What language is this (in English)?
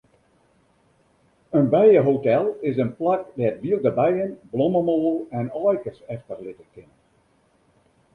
Western Frisian